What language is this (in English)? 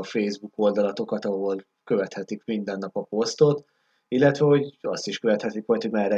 Hungarian